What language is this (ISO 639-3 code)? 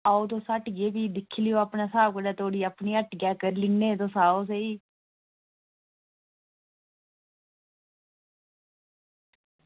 doi